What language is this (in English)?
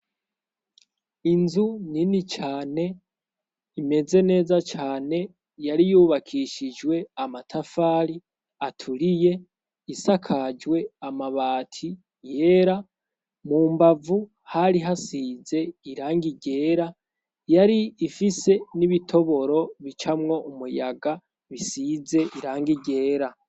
Rundi